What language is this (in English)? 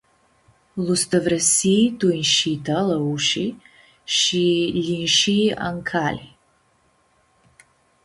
Aromanian